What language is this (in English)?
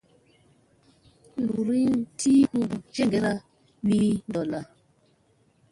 Musey